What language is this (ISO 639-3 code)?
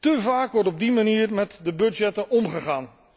nld